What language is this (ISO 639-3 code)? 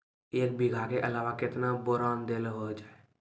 mai